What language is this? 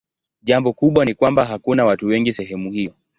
Swahili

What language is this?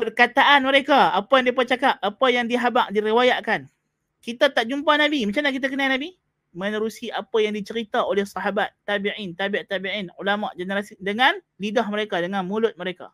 Malay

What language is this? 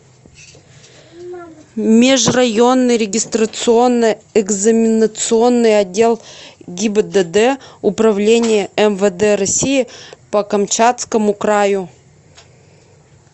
Russian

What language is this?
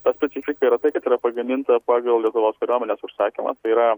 Lithuanian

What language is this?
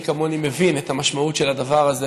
Hebrew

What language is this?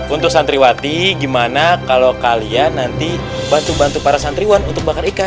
Indonesian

